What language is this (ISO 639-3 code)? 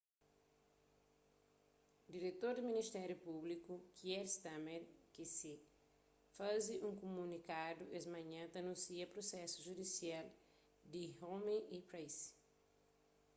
kea